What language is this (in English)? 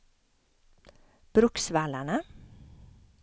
Swedish